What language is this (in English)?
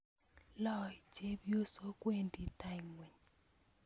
Kalenjin